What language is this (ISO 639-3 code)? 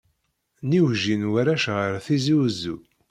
kab